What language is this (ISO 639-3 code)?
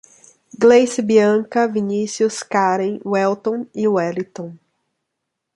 por